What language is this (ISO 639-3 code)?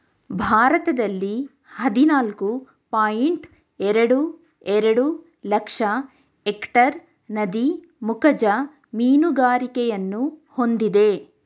kan